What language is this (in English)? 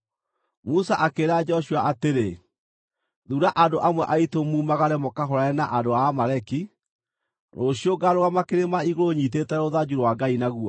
Kikuyu